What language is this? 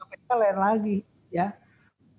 Indonesian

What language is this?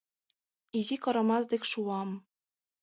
Mari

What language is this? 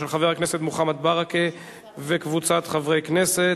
Hebrew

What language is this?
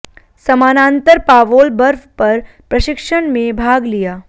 Hindi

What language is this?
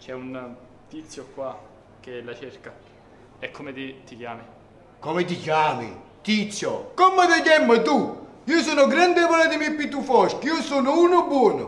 Italian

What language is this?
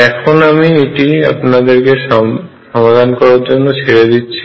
Bangla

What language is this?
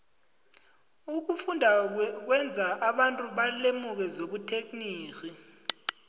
South Ndebele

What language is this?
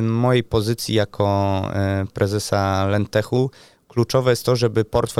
Polish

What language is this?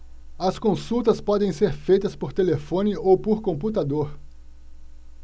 Portuguese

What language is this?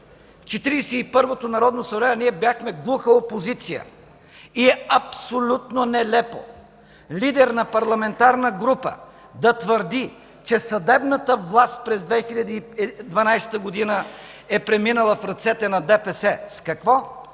Bulgarian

